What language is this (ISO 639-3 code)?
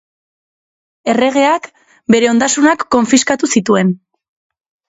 eus